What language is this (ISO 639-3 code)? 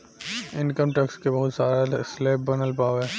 bho